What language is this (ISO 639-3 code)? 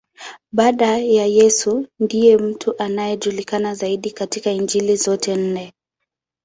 swa